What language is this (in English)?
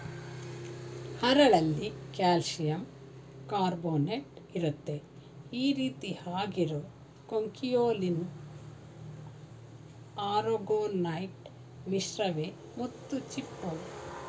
Kannada